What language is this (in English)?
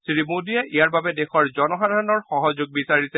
Assamese